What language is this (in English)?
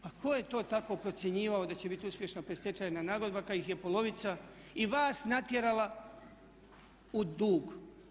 Croatian